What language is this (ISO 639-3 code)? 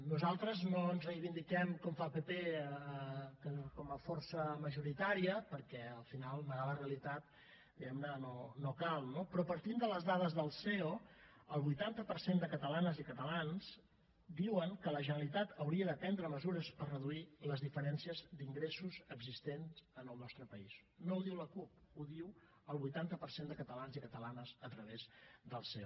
cat